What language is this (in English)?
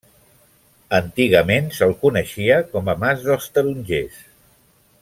Catalan